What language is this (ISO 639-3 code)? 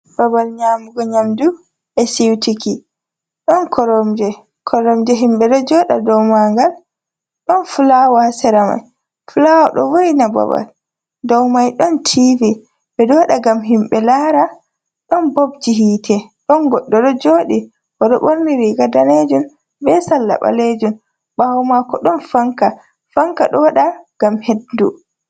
ful